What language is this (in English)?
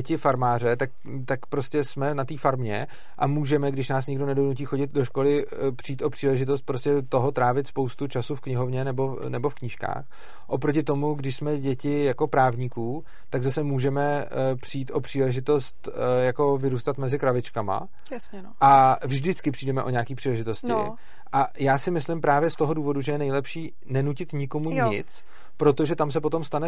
Czech